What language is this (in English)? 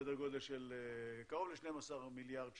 Hebrew